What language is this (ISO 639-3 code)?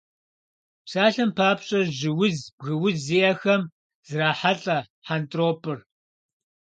kbd